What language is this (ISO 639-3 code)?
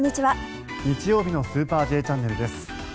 jpn